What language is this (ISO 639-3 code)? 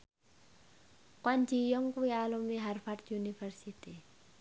jav